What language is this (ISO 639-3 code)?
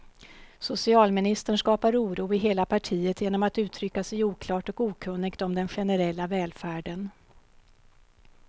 swe